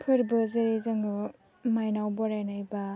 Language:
Bodo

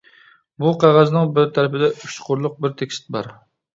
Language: Uyghur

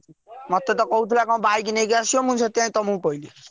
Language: Odia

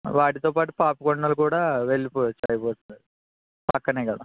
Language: Telugu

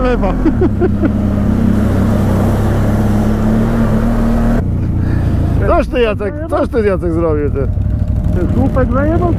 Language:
Polish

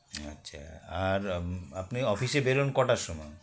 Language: Bangla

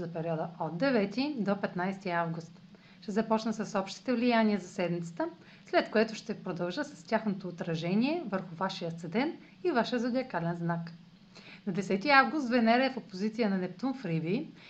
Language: Bulgarian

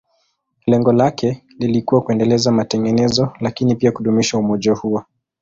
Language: Swahili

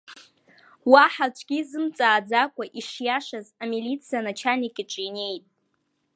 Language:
Abkhazian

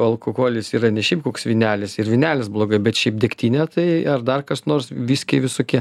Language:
Lithuanian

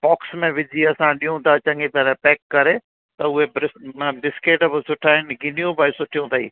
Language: Sindhi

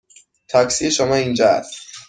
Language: Persian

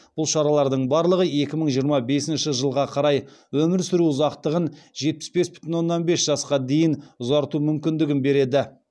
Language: Kazakh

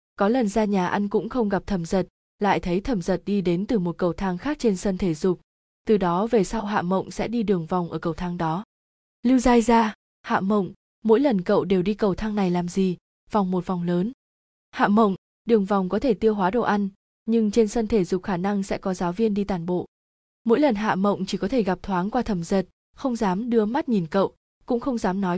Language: Vietnamese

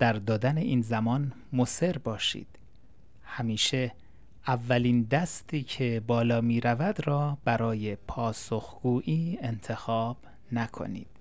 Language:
Persian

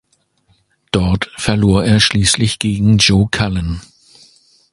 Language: German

